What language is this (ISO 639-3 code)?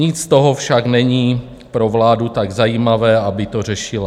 ces